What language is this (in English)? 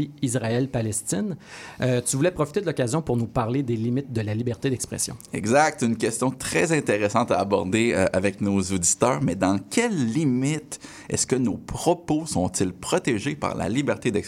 French